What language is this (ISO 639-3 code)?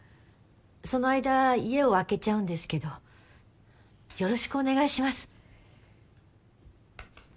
jpn